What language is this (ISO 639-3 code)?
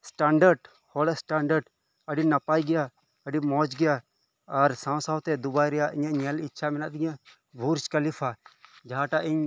sat